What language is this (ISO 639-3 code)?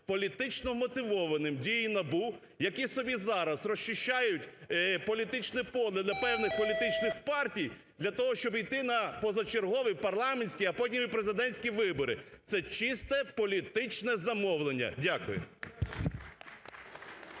ukr